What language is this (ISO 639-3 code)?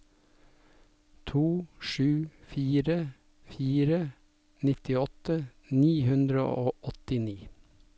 nor